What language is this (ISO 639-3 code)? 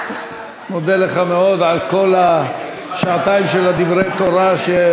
heb